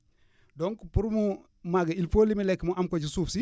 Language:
Wolof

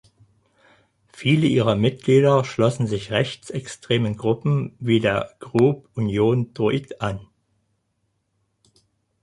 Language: German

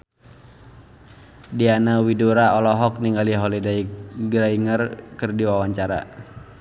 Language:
Sundanese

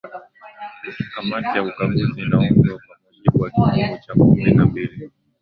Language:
Swahili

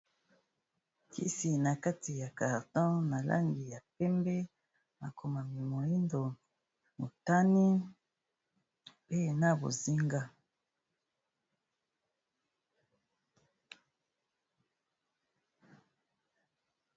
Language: Lingala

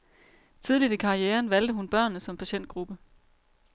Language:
Danish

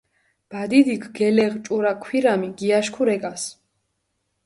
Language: Mingrelian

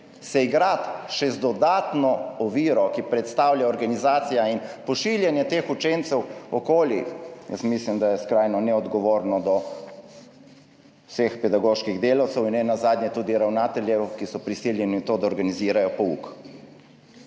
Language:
Slovenian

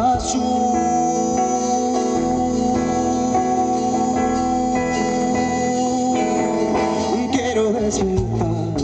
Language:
Spanish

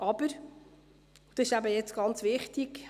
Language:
Swiss German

